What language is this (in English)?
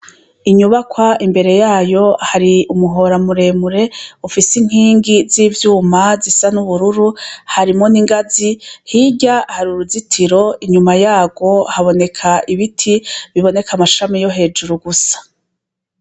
Rundi